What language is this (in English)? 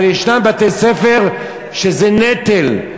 Hebrew